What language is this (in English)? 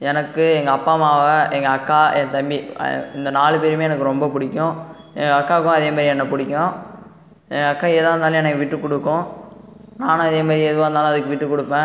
Tamil